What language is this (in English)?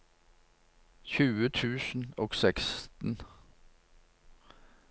Norwegian